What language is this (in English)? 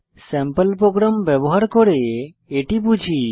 Bangla